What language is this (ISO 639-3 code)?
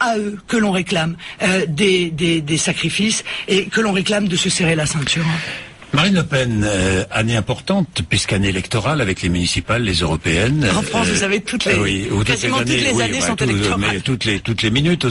fra